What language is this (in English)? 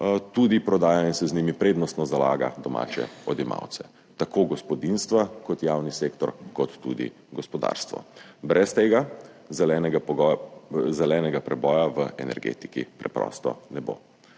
Slovenian